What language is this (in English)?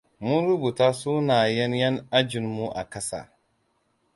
Hausa